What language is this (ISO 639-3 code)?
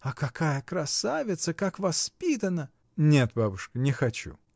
rus